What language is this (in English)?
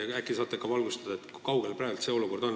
Estonian